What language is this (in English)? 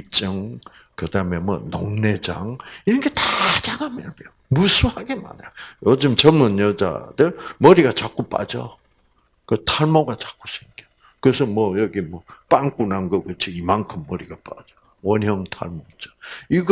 Korean